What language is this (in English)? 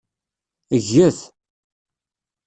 Kabyle